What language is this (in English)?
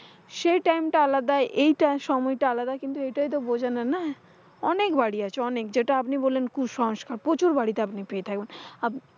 Bangla